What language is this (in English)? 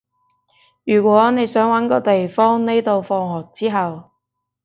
Cantonese